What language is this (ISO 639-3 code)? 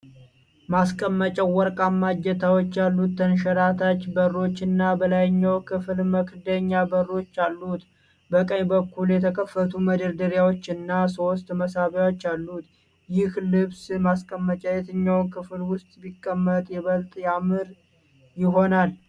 amh